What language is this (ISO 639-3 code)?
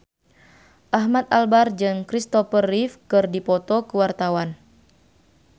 sun